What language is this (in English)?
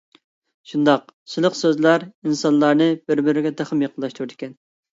Uyghur